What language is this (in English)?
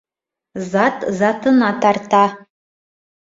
Bashkir